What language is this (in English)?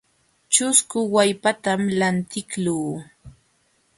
Jauja Wanca Quechua